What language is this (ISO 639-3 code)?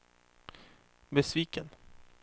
swe